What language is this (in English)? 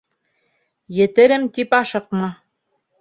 Bashkir